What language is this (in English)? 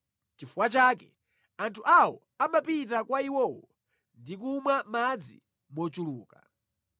Nyanja